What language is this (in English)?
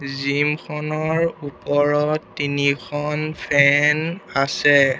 Assamese